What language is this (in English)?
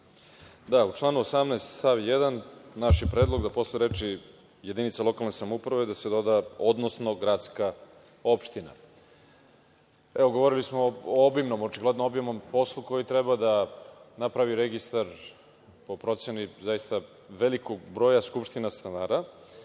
Serbian